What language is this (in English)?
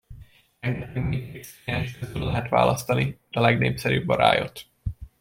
Hungarian